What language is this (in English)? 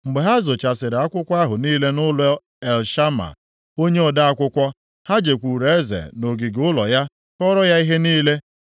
Igbo